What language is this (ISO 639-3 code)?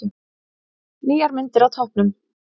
isl